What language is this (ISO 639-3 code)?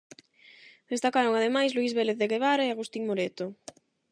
glg